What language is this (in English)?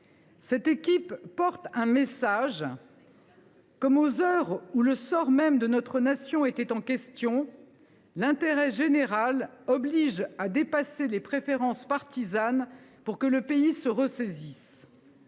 French